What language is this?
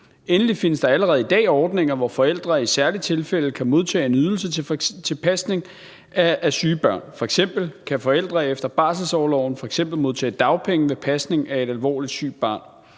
Danish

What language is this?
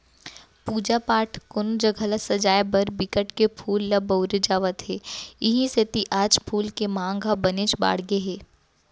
Chhattisgarhi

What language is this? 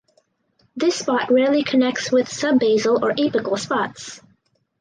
English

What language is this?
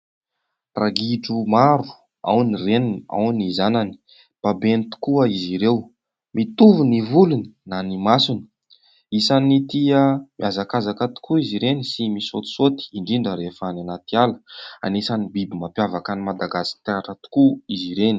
Malagasy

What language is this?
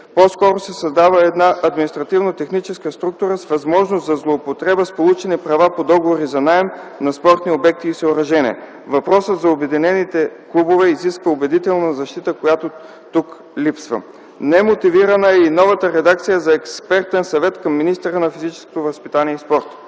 Bulgarian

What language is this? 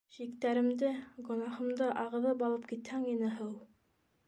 Bashkir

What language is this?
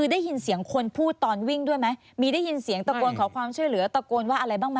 Thai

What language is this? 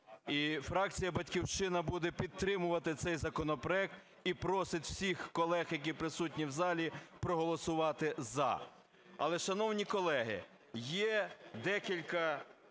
Ukrainian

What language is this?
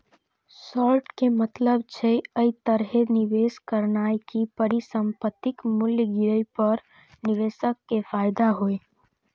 Maithili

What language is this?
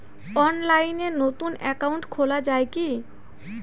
Bangla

